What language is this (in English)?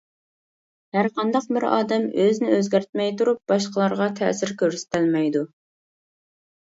Uyghur